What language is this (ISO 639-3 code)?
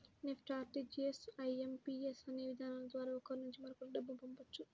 tel